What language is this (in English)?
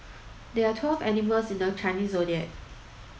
English